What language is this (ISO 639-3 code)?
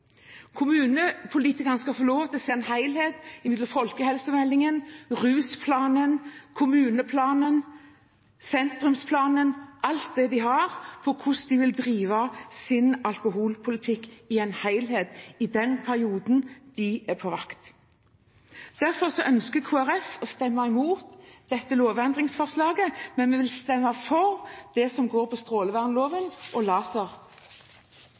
nob